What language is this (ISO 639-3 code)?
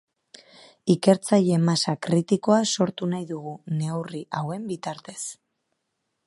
eus